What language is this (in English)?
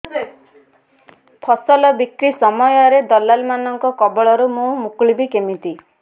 Odia